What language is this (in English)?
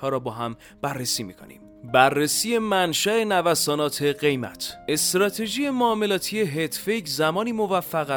Persian